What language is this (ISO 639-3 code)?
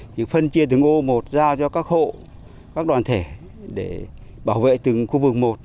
vie